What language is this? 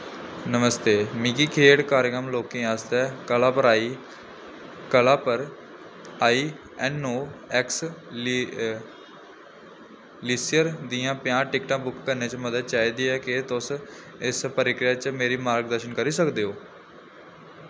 Dogri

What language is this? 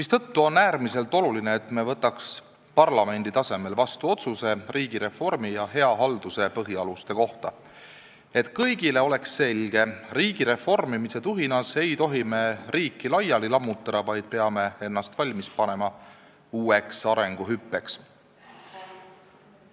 Estonian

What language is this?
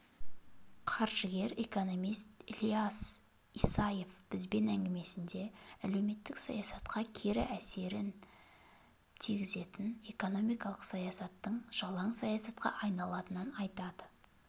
Kazakh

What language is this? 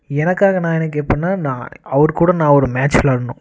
Tamil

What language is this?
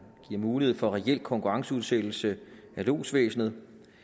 Danish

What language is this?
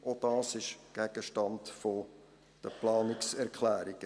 Swiss German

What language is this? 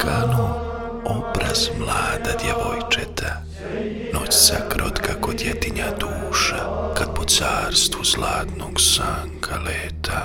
Croatian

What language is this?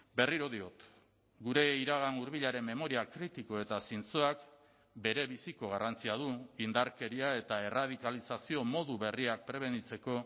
Basque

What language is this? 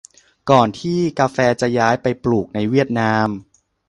Thai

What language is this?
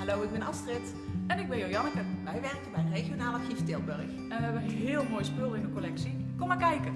Dutch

